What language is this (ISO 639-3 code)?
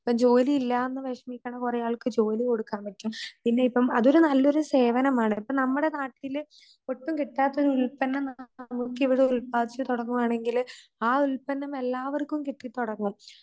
mal